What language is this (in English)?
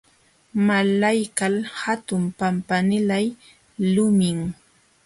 Jauja Wanca Quechua